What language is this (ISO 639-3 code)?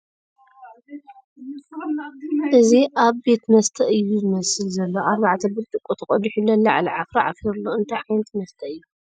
tir